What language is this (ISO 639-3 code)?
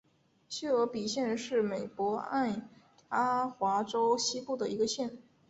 zho